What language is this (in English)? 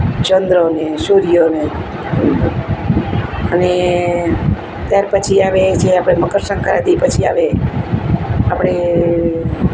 Gujarati